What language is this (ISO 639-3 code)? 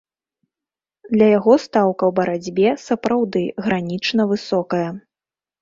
bel